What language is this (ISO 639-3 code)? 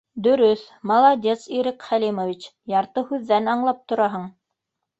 bak